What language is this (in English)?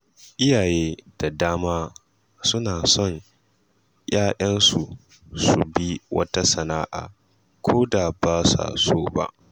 Hausa